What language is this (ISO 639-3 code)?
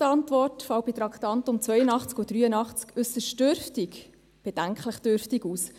gsw